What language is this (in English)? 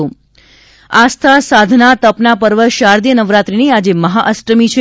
Gujarati